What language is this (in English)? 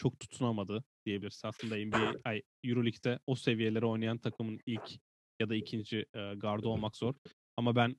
Turkish